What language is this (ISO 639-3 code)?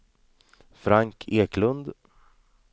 swe